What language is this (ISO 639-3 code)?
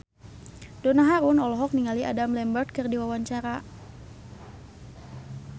sun